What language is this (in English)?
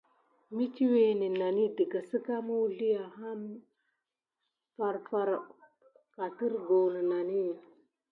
Gidar